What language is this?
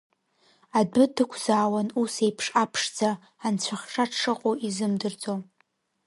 Abkhazian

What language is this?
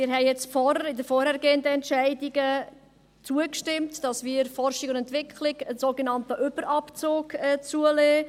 Swiss German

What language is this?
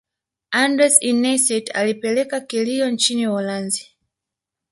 Swahili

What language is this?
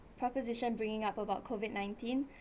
English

